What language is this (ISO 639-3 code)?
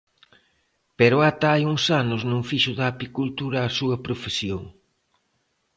glg